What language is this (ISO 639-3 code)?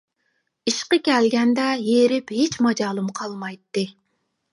uig